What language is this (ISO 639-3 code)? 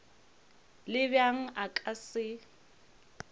nso